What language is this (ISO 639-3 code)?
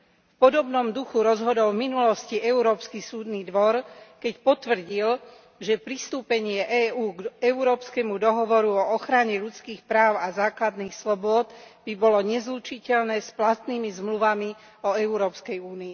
slk